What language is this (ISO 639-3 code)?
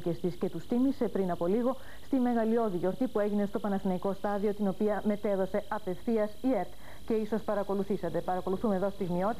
ell